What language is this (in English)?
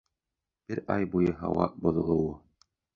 Bashkir